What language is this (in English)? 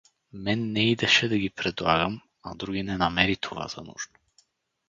Bulgarian